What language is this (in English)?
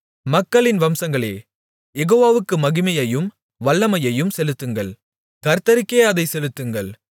Tamil